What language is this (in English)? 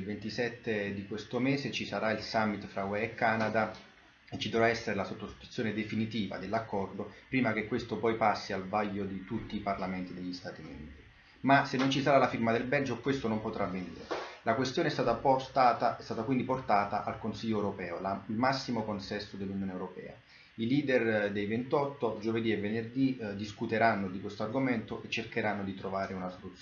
Italian